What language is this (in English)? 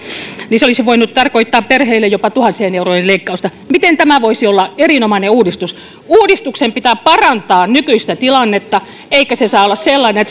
Finnish